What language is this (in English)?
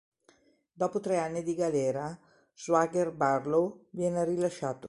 Italian